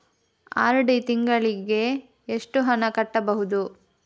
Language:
Kannada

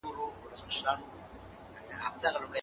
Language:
Pashto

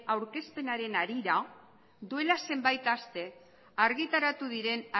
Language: Basque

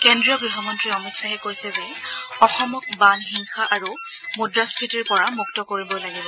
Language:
Assamese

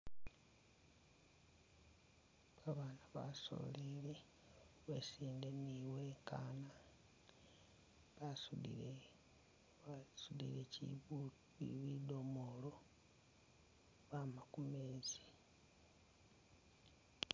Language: Masaaba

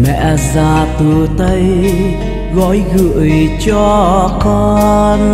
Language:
Vietnamese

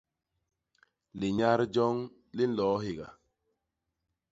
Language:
Basaa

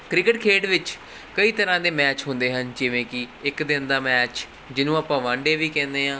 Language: Punjabi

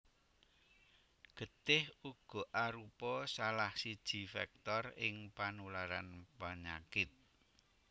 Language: Javanese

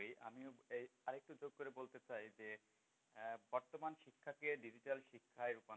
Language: Bangla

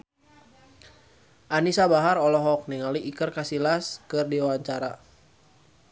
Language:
Sundanese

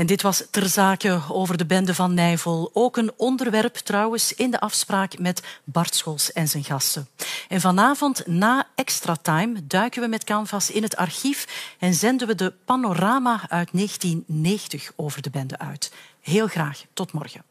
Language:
Dutch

